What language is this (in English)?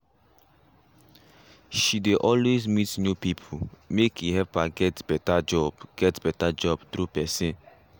Nigerian Pidgin